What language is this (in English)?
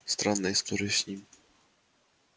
Russian